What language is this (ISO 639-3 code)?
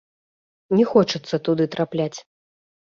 bel